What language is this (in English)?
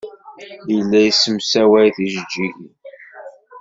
Kabyle